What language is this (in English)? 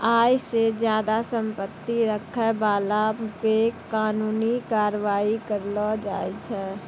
Maithili